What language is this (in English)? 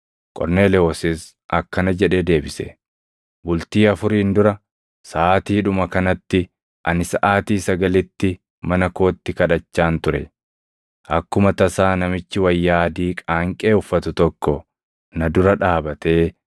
Oromo